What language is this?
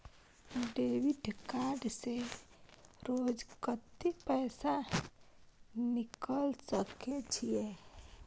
Maithili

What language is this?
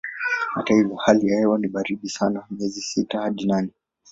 Swahili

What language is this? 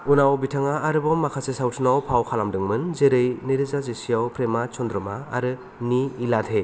Bodo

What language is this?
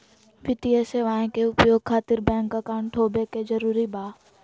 Magahi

